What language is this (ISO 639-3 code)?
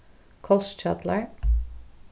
fao